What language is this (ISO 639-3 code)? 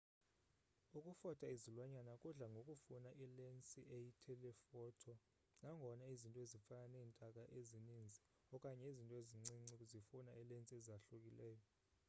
xho